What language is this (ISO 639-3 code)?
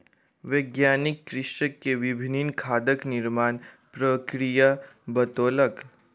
mai